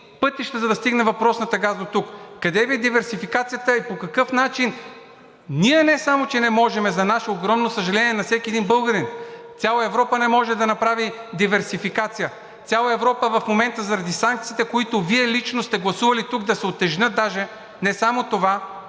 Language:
Bulgarian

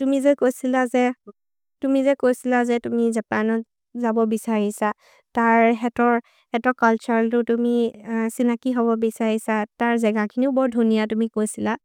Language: Maria (India)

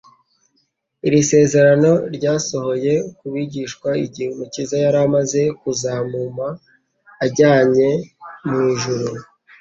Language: Kinyarwanda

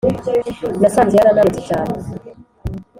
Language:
Kinyarwanda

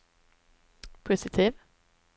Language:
Swedish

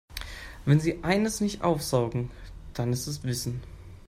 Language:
German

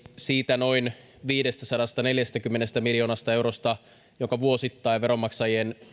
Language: Finnish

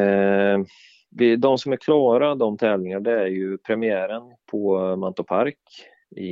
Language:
Swedish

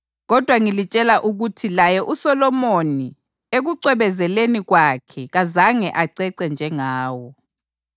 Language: North Ndebele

